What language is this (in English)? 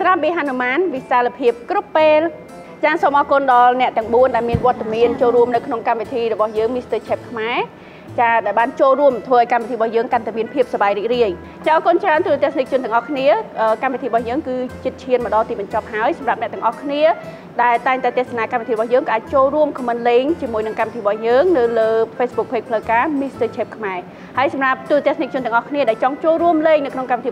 Thai